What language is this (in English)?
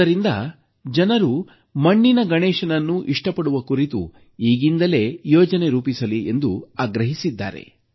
Kannada